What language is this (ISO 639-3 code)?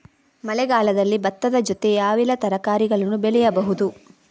kan